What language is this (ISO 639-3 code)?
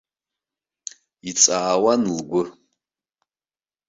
abk